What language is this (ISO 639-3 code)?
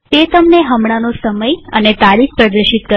guj